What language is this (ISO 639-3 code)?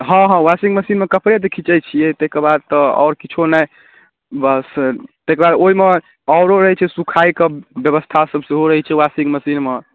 mai